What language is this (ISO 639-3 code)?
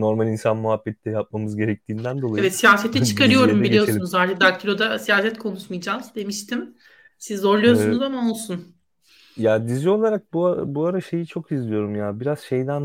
tur